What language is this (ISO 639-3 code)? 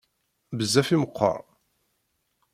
kab